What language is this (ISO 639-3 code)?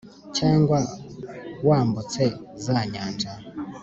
kin